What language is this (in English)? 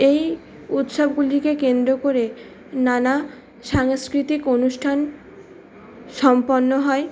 Bangla